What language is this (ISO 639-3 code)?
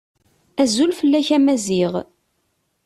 kab